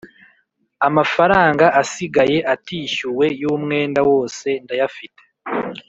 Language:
Kinyarwanda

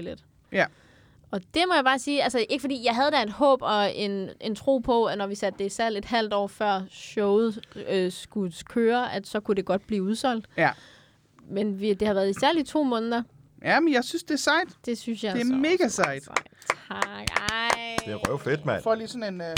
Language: Danish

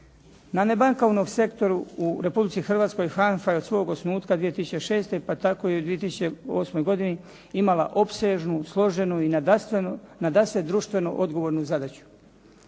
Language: Croatian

